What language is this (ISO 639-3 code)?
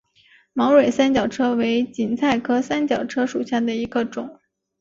zho